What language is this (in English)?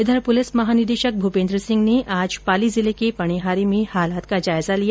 Hindi